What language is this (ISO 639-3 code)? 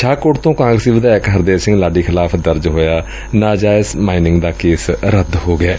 pan